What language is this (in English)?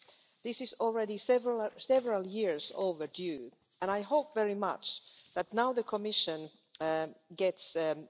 English